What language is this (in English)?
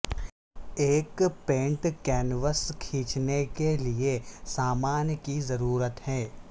Urdu